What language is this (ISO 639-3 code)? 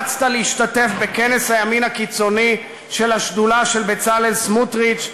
heb